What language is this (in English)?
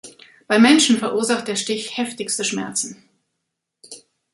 German